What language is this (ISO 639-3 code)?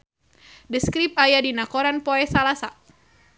sun